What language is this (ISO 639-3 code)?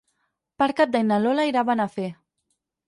cat